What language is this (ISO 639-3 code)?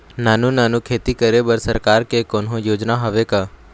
hne